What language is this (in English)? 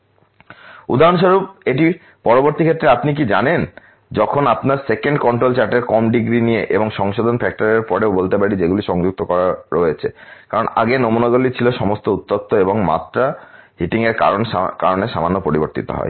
Bangla